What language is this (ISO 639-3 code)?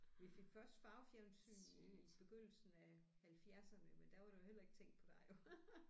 dan